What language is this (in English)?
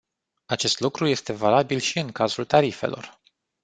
Romanian